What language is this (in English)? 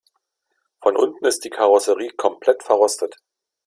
German